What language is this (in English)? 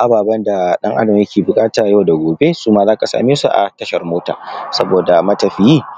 Hausa